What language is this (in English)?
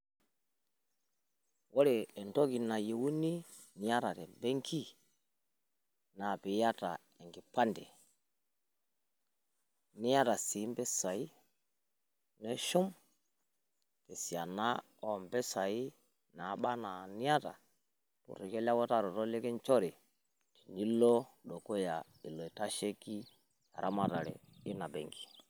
Masai